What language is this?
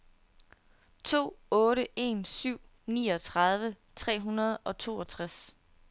Danish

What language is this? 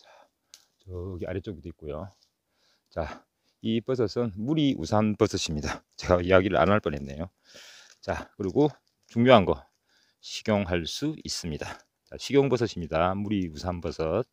Korean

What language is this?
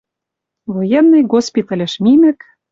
Western Mari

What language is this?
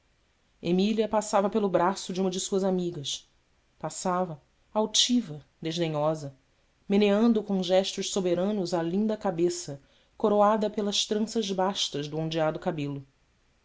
Portuguese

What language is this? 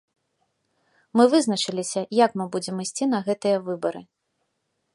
Belarusian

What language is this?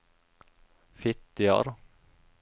Norwegian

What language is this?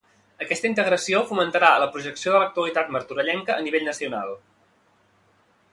Catalan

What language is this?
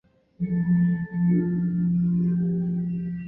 Chinese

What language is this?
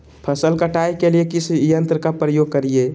Magahi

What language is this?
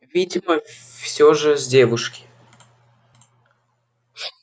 Russian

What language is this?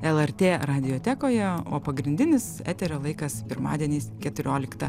Lithuanian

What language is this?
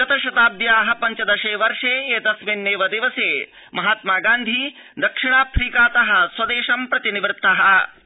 Sanskrit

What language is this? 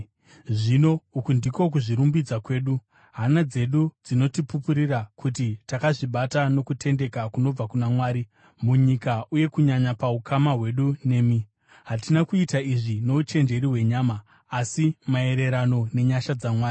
Shona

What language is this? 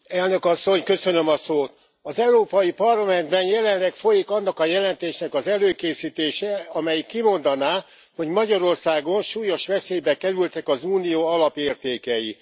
Hungarian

